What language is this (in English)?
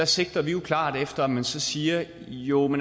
Danish